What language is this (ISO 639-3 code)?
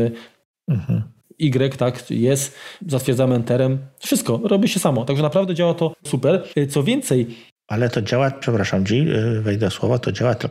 pol